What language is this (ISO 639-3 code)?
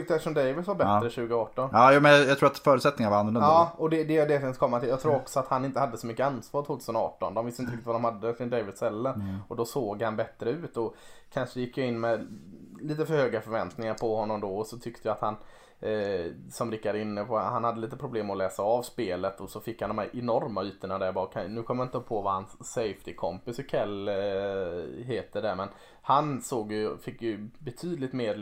swe